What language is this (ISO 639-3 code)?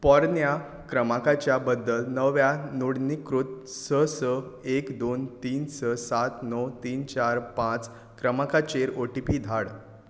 kok